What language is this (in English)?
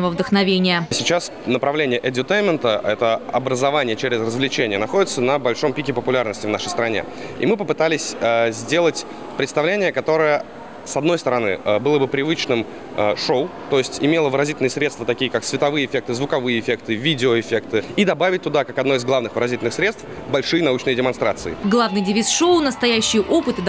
Russian